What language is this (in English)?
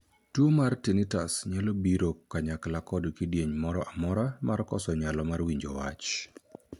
Luo (Kenya and Tanzania)